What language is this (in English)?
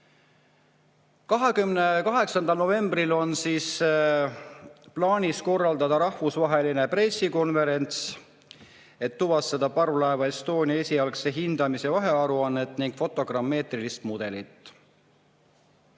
Estonian